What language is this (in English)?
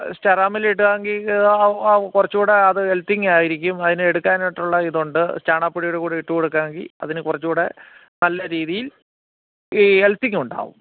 Malayalam